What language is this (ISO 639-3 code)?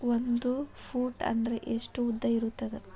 kan